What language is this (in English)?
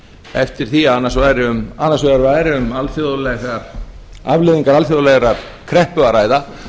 Icelandic